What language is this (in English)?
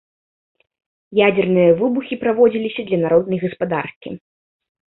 Belarusian